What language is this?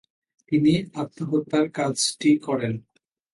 Bangla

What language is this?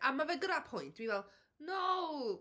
Welsh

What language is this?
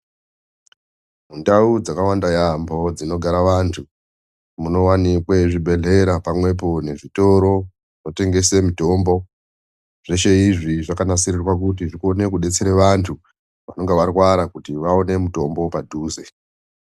Ndau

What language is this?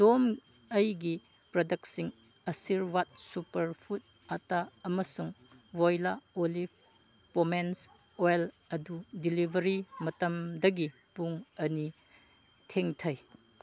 Manipuri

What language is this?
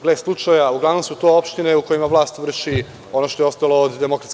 Serbian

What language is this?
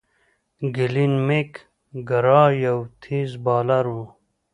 Pashto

